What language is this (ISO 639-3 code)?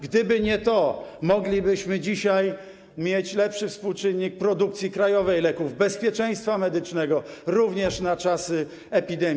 pol